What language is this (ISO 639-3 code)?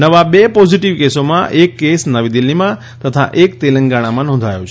guj